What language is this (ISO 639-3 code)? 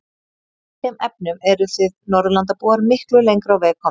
isl